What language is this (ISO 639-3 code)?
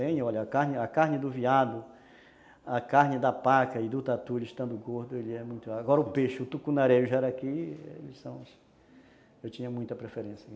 por